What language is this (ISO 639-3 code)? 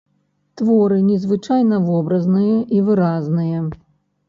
bel